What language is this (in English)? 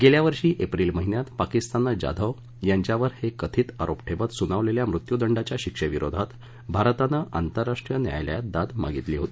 Marathi